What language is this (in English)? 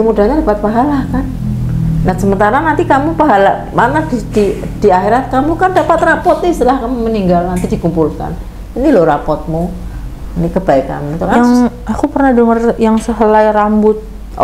Indonesian